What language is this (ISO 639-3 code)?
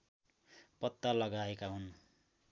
nep